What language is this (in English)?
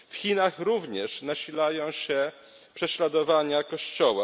Polish